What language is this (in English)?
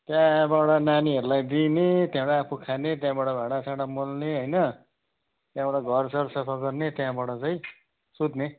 Nepali